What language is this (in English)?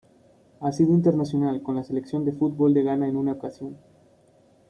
Spanish